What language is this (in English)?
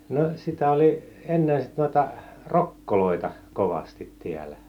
Finnish